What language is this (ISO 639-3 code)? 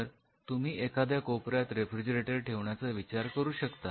mar